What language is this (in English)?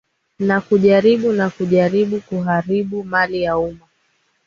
Swahili